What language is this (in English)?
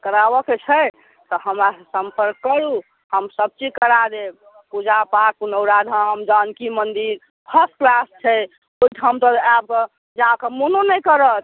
Maithili